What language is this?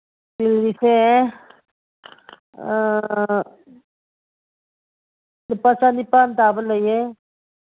Manipuri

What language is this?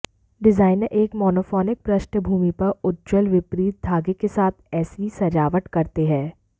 Hindi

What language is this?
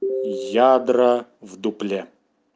Russian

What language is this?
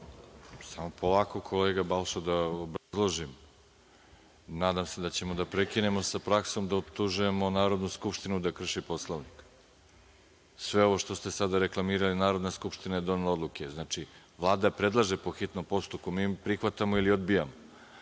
Serbian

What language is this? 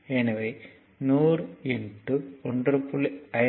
Tamil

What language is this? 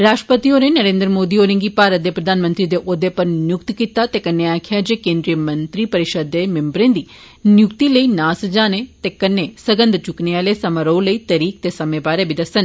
Dogri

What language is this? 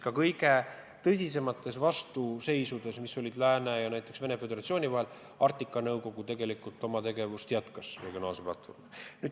Estonian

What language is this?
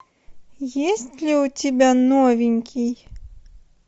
Russian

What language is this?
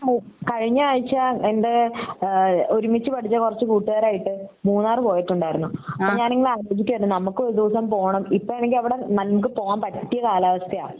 Malayalam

